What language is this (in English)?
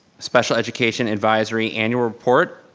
English